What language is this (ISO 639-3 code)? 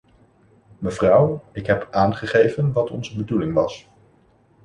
nld